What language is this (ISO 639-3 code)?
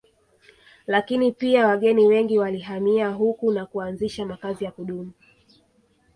swa